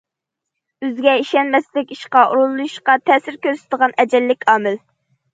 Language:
Uyghur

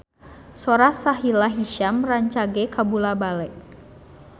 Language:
Sundanese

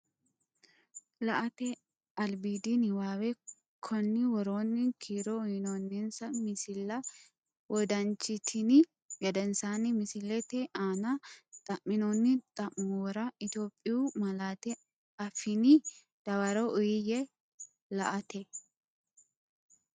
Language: Sidamo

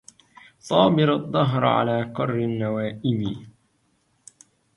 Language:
Arabic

